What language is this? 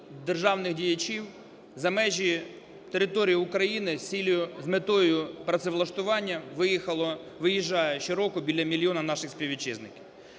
Ukrainian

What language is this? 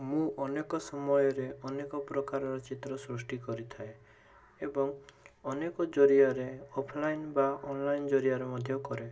Odia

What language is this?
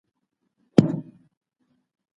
Pashto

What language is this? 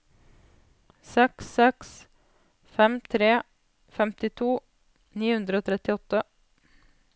Norwegian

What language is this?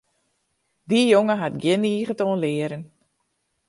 Western Frisian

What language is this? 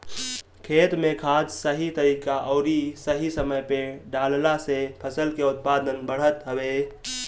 Bhojpuri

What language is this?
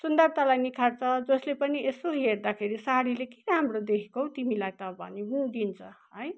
Nepali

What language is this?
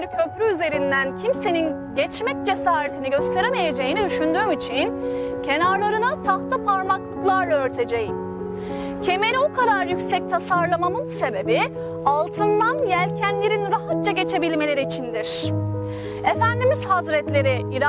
Turkish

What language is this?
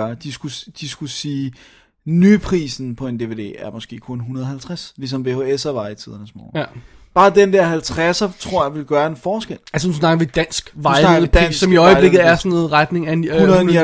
Danish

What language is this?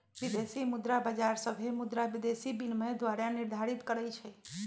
Magahi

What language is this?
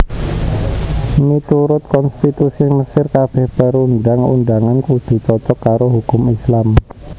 Javanese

